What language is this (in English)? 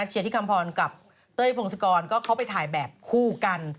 Thai